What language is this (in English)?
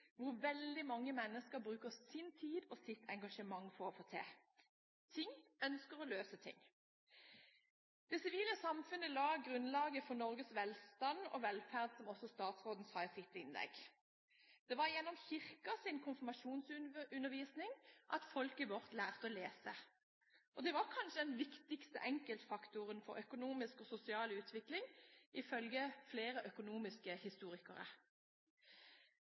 Norwegian Bokmål